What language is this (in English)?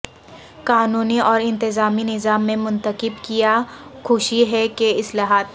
Urdu